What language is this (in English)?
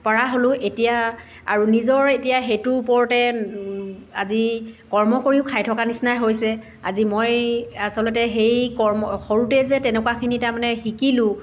Assamese